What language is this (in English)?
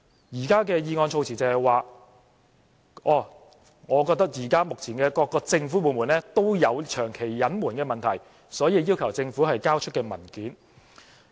Cantonese